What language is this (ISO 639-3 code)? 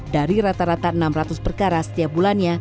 ind